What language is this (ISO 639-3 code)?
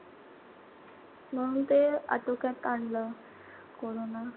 mar